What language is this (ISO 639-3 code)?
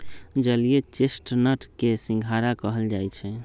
mag